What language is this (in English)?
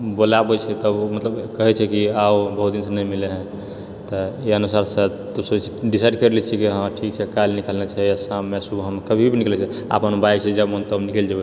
Maithili